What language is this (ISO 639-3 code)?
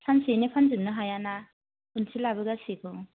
brx